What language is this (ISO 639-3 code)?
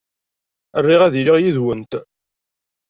kab